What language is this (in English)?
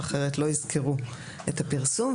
Hebrew